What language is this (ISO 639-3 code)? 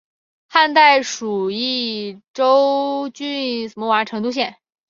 zho